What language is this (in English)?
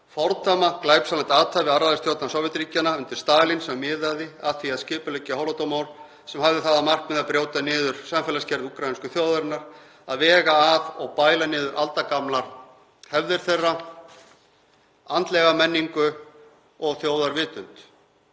Icelandic